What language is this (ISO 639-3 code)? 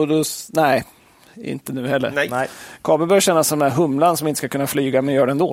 swe